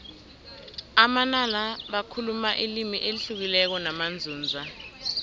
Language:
South Ndebele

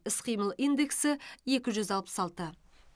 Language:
Kazakh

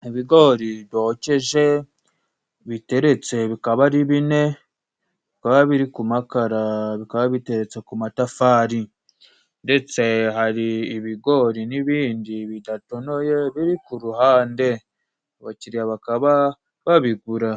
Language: Kinyarwanda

